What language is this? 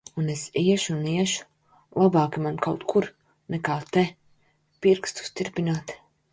Latvian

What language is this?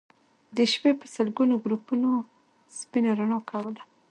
Pashto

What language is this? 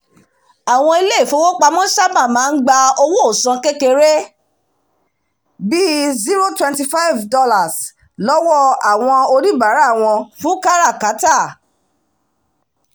Yoruba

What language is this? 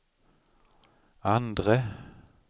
Swedish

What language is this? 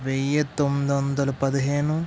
Telugu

